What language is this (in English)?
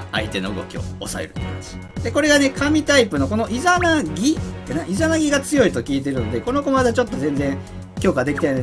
Japanese